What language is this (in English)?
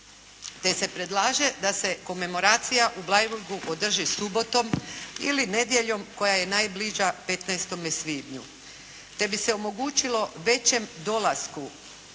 Croatian